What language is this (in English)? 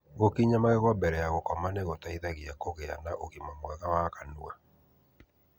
Kikuyu